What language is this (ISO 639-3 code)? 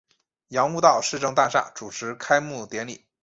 zho